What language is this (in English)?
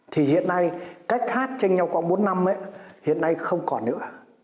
Vietnamese